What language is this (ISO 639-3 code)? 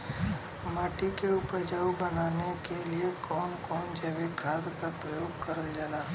bho